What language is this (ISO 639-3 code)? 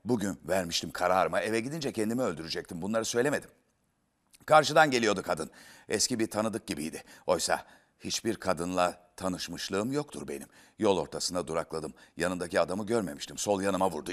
tur